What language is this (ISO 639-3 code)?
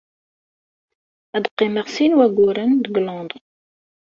kab